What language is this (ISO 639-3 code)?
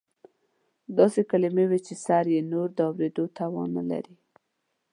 pus